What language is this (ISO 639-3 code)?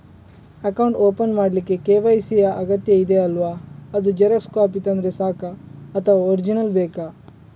kan